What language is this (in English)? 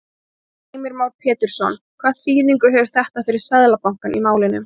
Icelandic